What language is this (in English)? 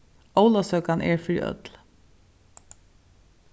Faroese